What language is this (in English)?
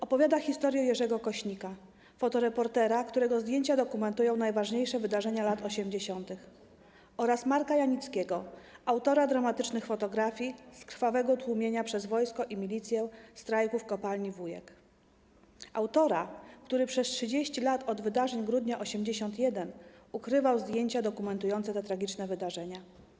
Polish